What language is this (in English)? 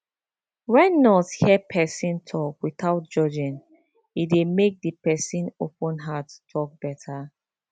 Nigerian Pidgin